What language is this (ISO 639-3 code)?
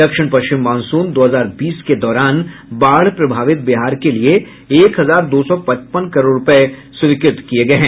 hin